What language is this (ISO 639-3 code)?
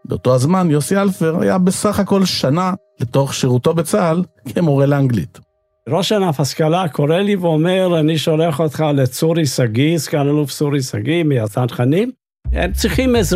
heb